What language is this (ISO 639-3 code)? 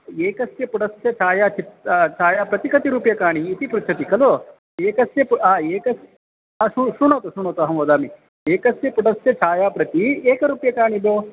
san